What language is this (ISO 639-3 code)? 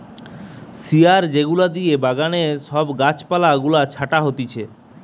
ben